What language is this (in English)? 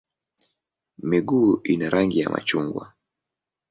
Swahili